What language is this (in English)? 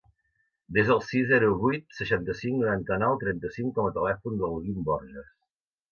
Catalan